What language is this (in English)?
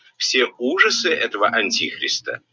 Russian